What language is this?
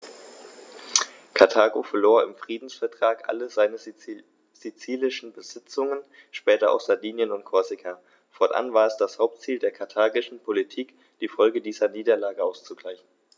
German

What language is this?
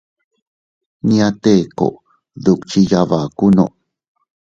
Teutila Cuicatec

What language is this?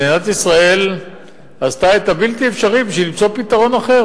Hebrew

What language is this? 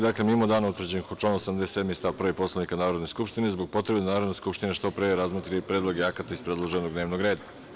Serbian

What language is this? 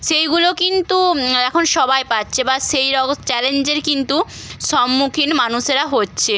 Bangla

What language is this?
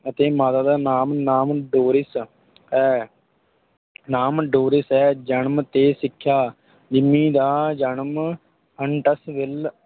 Punjabi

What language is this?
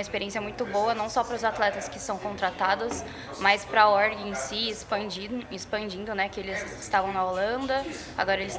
Portuguese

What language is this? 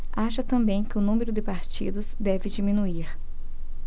Portuguese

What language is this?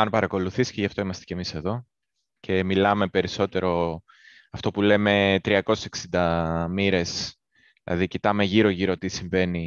Greek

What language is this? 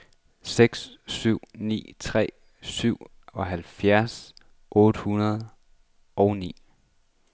Danish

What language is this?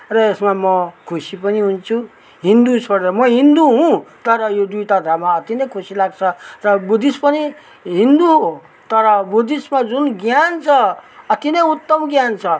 Nepali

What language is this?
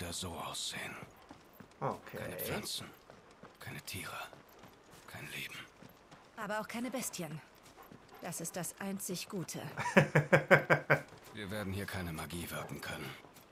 German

